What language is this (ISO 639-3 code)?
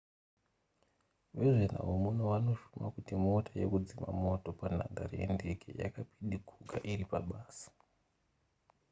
sna